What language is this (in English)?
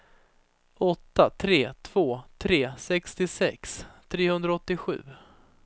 Swedish